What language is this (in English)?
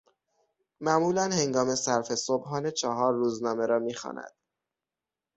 Persian